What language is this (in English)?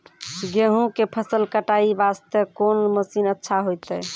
Maithili